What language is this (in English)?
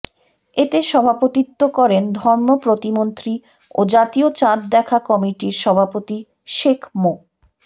Bangla